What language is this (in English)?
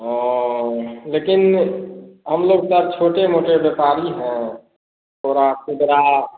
Hindi